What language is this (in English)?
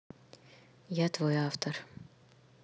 Russian